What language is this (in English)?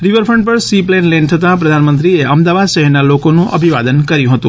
Gujarati